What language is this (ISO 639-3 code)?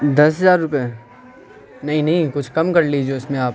urd